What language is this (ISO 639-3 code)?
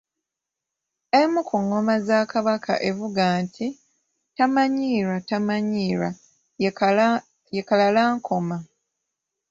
lug